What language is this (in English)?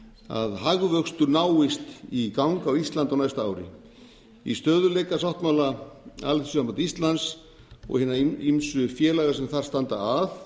Icelandic